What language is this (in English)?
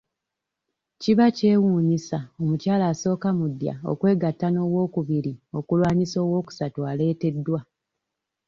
Ganda